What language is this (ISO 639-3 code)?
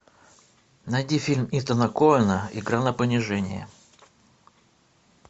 rus